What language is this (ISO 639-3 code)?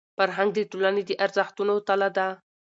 pus